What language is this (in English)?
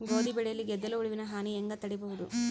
Kannada